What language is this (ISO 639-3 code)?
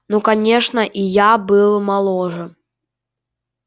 rus